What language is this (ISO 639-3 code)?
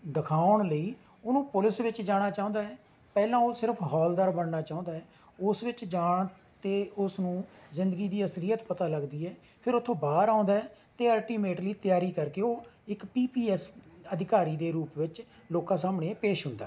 pan